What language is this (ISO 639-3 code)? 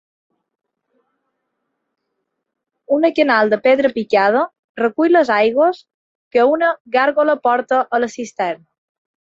cat